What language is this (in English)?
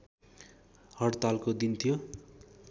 Nepali